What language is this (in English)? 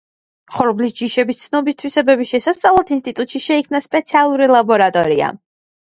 Georgian